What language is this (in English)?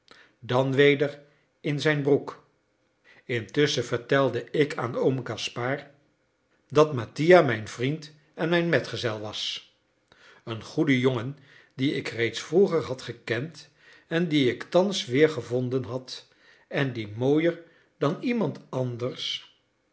Dutch